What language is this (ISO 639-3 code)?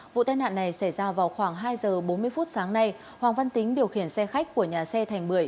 vie